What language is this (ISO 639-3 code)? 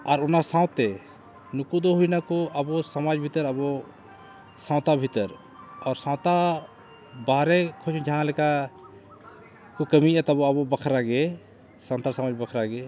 sat